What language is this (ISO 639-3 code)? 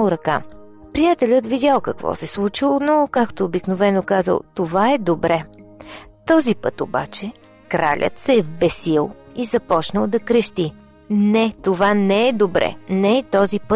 bul